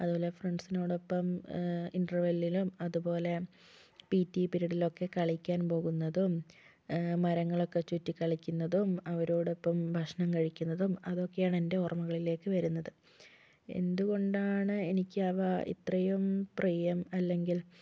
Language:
Malayalam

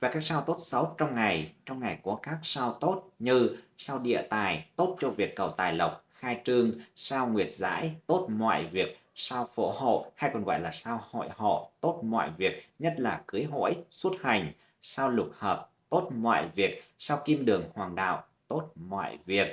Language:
Vietnamese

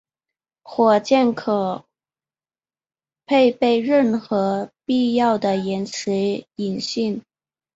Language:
Chinese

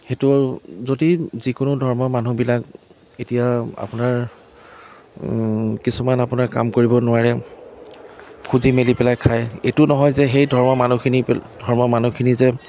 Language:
Assamese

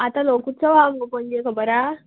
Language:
Konkani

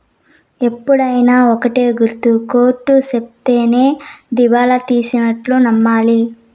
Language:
Telugu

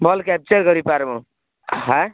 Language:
Odia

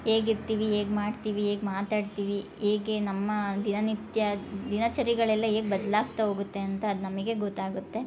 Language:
Kannada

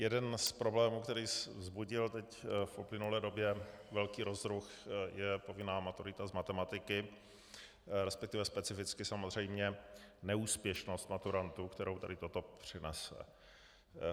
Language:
Czech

